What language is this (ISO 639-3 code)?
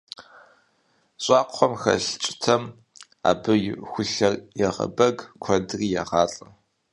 kbd